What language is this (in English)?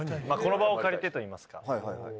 Japanese